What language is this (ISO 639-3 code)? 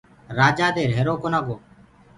ggg